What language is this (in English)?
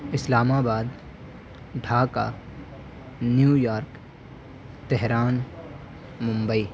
Urdu